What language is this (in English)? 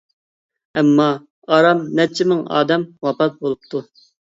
Uyghur